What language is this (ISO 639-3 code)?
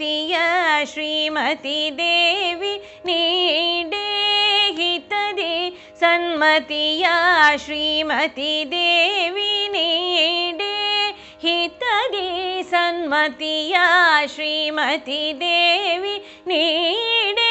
kan